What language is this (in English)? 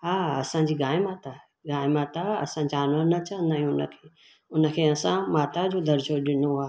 Sindhi